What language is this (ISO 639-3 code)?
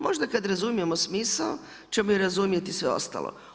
hrv